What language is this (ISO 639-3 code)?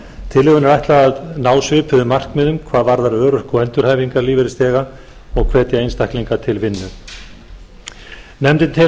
isl